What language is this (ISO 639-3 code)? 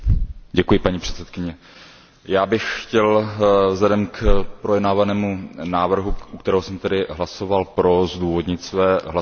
ces